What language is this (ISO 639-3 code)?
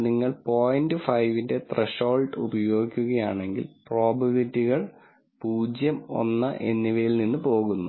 mal